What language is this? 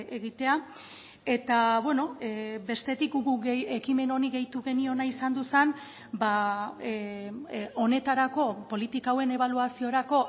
Basque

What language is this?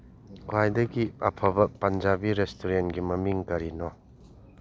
Manipuri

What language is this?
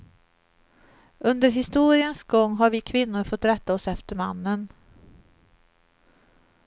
Swedish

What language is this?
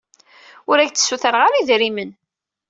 Kabyle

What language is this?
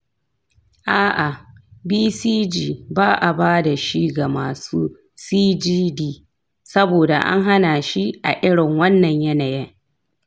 Hausa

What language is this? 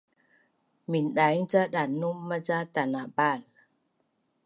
Bunun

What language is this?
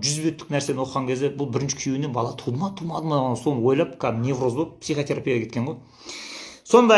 Turkish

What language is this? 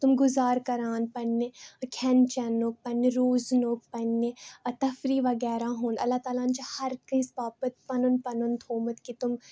Kashmiri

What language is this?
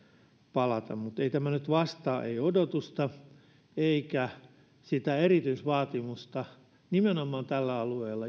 Finnish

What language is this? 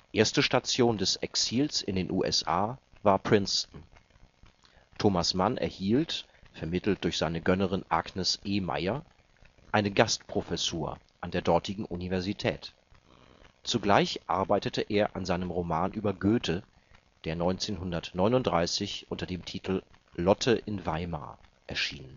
German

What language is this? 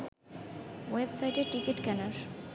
Bangla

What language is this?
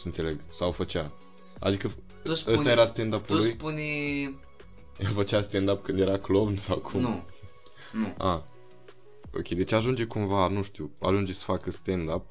Romanian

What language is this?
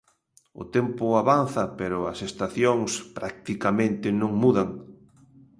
Galician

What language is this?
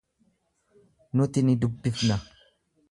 Oromo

